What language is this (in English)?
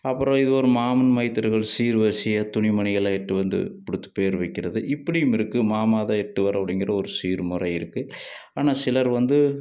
Tamil